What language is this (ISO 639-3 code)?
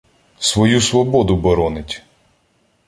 ukr